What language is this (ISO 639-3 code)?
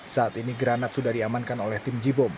ind